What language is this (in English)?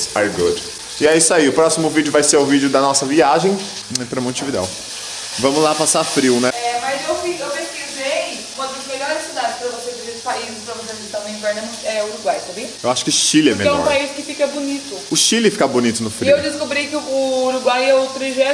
Portuguese